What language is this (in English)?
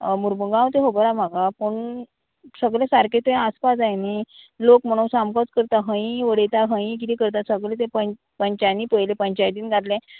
Konkani